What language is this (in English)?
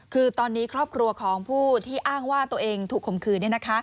Thai